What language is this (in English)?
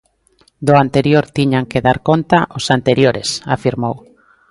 Galician